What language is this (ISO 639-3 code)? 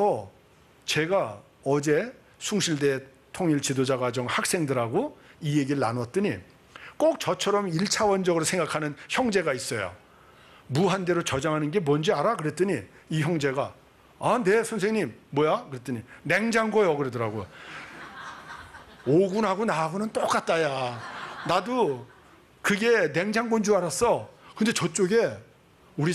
kor